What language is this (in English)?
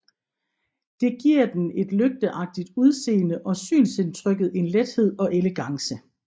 Danish